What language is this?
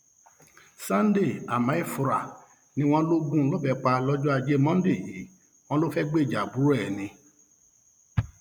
Yoruba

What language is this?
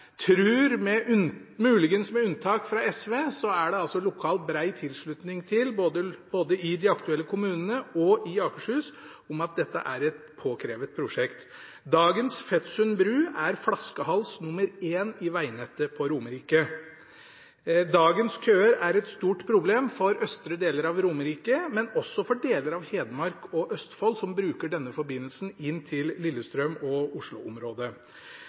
Norwegian Bokmål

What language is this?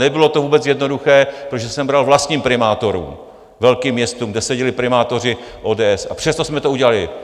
Czech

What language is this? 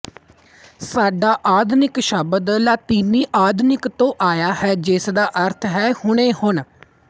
Punjabi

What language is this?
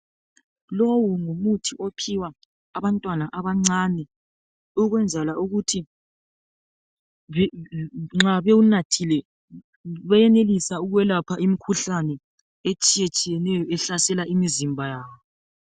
North Ndebele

